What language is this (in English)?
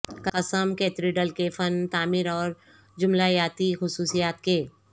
Urdu